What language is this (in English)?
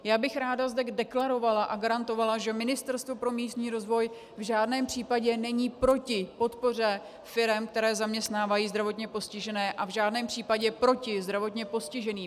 Czech